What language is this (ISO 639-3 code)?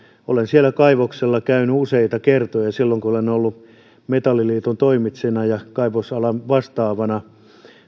fin